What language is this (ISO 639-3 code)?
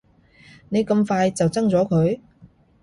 yue